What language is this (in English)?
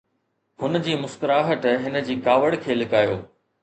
Sindhi